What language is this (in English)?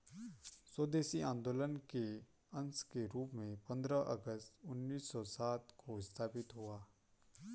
Hindi